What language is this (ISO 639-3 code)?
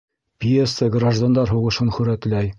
bak